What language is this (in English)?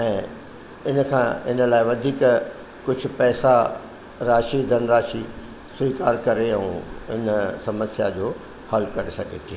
Sindhi